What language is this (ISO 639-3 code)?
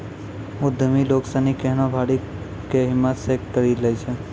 mai